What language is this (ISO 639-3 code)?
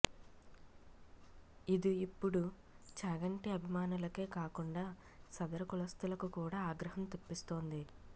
tel